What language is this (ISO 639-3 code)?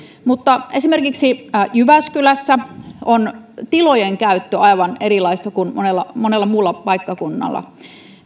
fin